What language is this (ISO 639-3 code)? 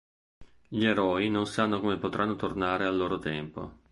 ita